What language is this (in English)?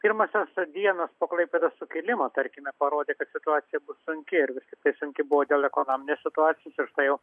Lithuanian